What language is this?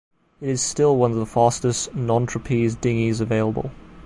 English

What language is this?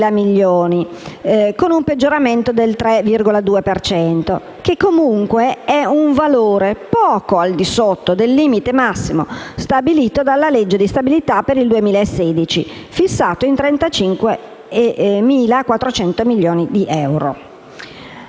Italian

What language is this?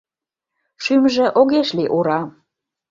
Mari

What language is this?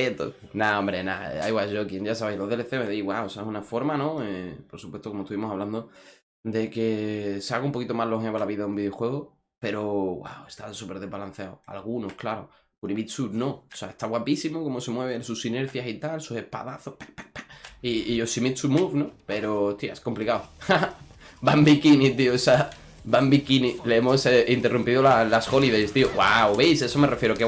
Spanish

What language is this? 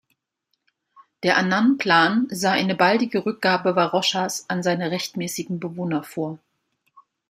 German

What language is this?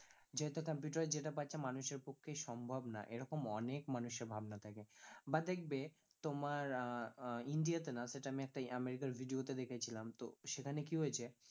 Bangla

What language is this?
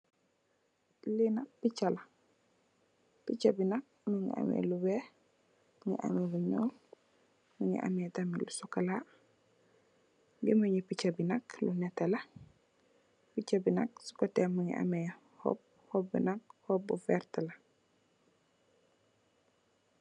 Wolof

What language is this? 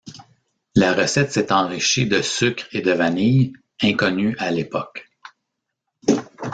French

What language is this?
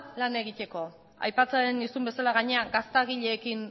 Basque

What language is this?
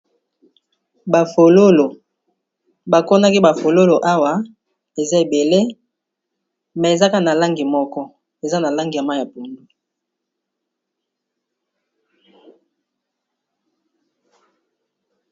Lingala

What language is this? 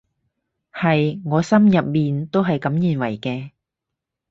Cantonese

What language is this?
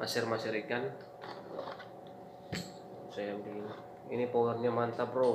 Indonesian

